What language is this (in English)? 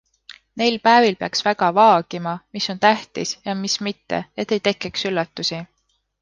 Estonian